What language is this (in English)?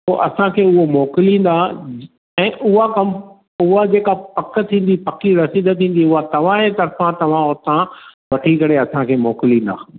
Sindhi